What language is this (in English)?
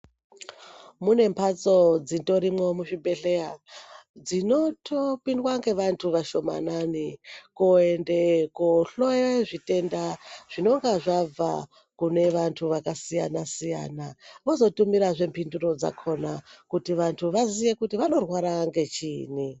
Ndau